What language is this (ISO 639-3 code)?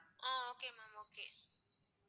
tam